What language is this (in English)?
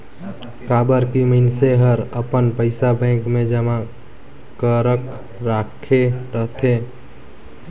Chhattisgarhi